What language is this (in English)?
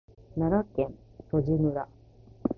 Japanese